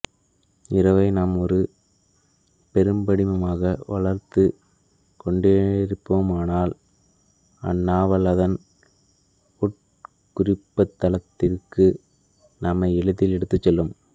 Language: Tamil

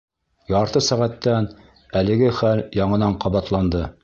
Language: Bashkir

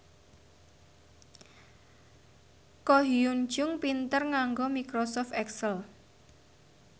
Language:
Javanese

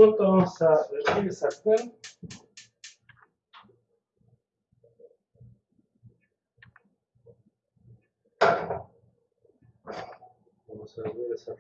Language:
Spanish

